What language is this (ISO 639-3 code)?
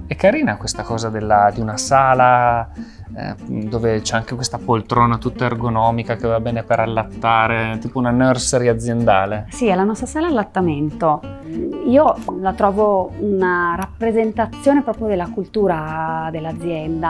ita